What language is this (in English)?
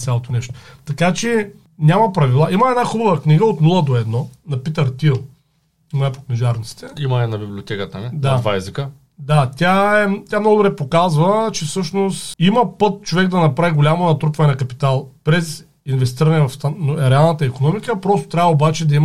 Bulgarian